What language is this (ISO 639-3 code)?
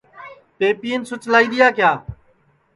ssi